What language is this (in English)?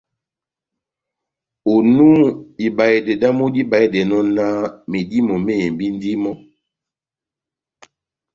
Batanga